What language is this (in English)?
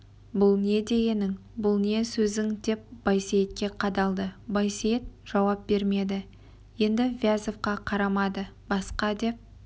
Kazakh